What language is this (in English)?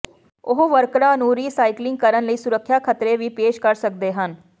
Punjabi